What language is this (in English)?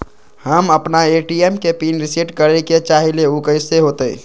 Magahi